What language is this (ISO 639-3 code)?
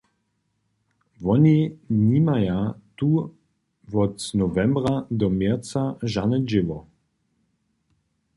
hsb